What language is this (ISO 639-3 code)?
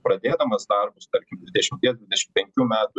lit